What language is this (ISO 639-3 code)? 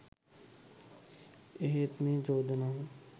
sin